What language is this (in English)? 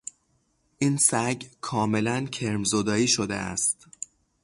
Persian